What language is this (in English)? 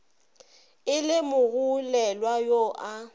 Northern Sotho